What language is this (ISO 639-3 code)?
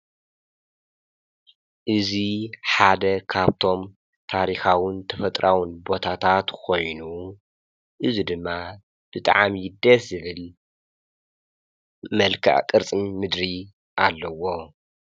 tir